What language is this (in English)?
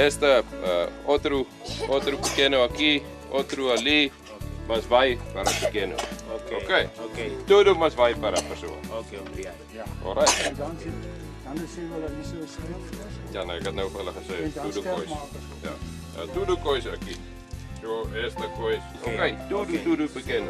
Dutch